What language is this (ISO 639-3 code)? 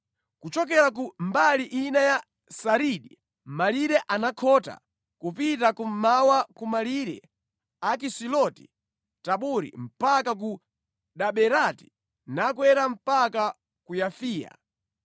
nya